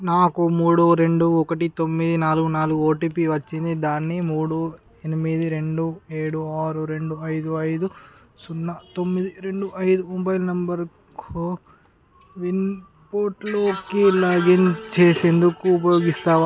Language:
Telugu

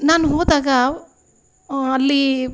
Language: Kannada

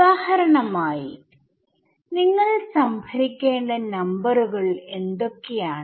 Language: Malayalam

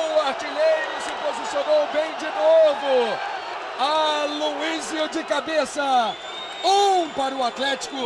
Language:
Portuguese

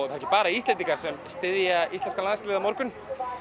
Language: Icelandic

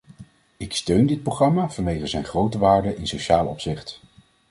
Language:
Dutch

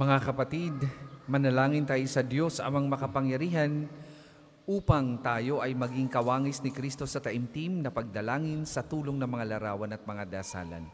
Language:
Filipino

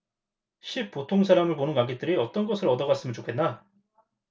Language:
Korean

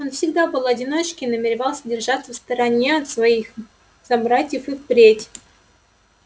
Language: Russian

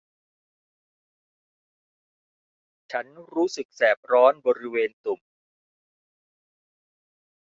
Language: Thai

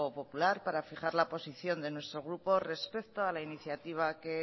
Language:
Spanish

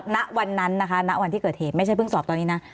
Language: Thai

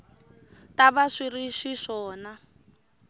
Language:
Tsonga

